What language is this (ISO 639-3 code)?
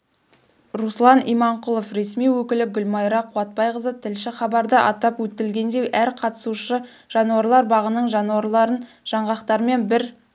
kaz